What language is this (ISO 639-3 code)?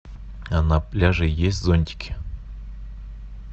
rus